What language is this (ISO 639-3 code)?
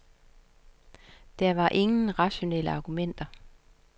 dan